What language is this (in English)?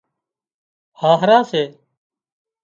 Wadiyara Koli